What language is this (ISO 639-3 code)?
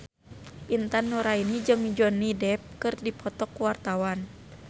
sun